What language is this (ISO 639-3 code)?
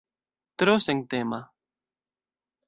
epo